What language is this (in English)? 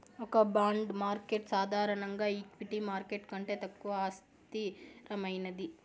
Telugu